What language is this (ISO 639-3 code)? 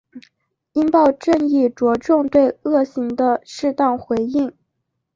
zho